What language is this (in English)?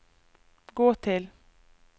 Norwegian